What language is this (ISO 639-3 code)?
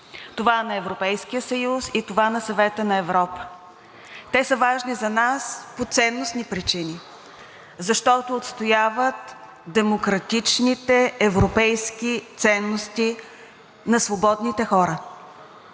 bul